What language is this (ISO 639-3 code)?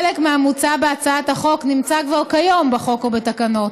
heb